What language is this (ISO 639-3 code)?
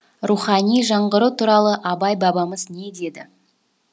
kaz